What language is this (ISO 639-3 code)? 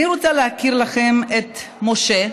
heb